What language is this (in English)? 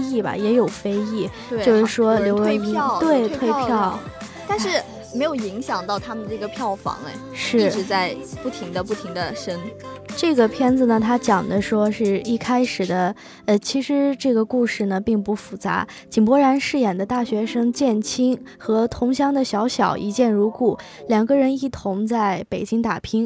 Chinese